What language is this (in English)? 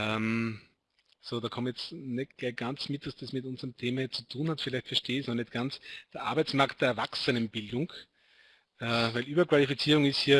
German